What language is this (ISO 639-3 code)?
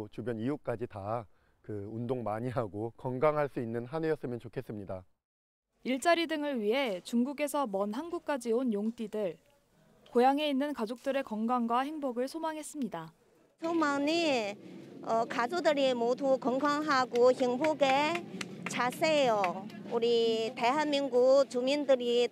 kor